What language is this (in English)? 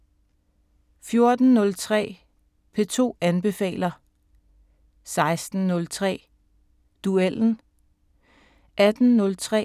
Danish